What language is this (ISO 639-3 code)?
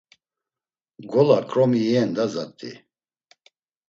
lzz